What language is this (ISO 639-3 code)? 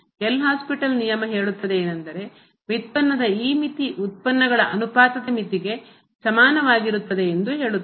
kan